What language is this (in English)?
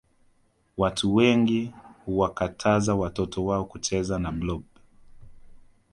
Swahili